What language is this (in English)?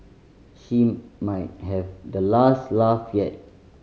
English